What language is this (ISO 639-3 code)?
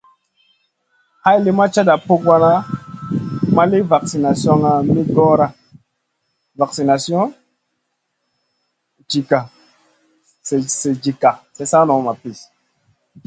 mcn